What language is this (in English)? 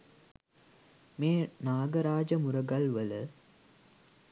Sinhala